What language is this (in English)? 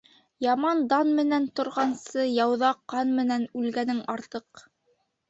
Bashkir